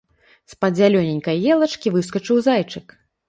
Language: Belarusian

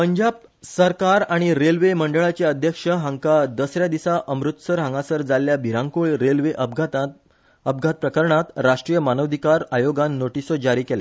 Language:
Konkani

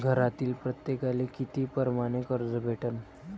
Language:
Marathi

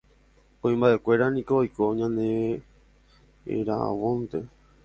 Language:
Guarani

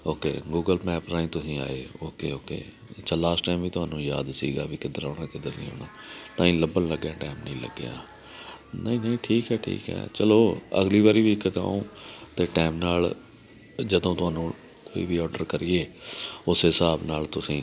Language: Punjabi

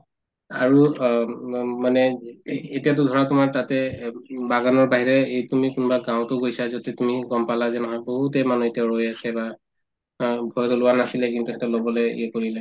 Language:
Assamese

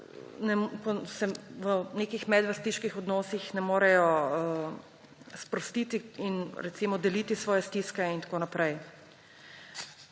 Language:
Slovenian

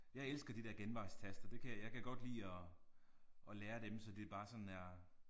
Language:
Danish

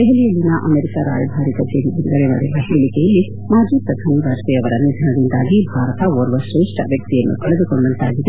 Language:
Kannada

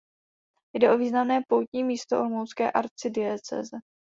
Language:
Czech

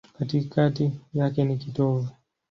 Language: Swahili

